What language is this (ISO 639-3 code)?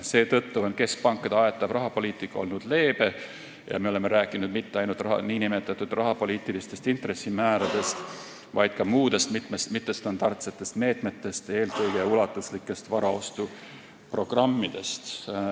est